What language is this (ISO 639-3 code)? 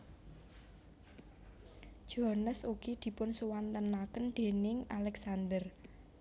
jav